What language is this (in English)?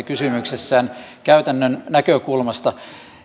Finnish